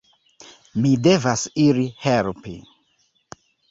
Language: Esperanto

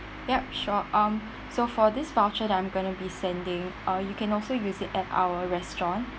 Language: English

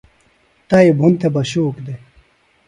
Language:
Phalura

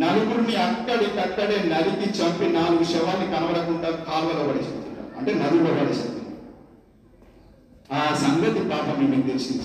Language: Telugu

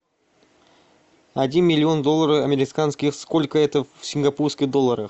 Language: Russian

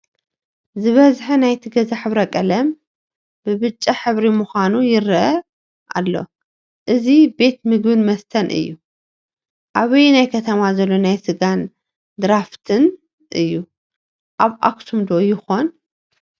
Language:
Tigrinya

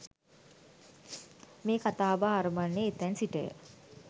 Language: Sinhala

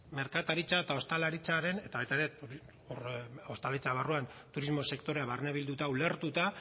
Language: Basque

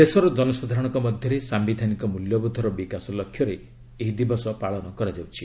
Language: Odia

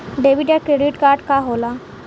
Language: Bhojpuri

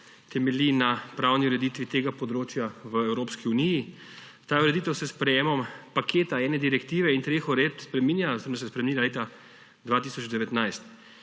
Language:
Slovenian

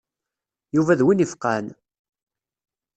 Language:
Kabyle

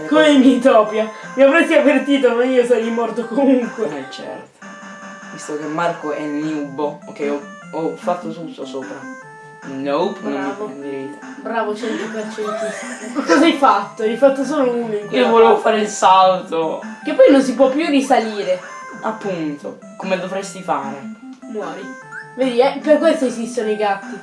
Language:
Italian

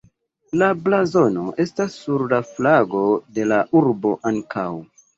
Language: Esperanto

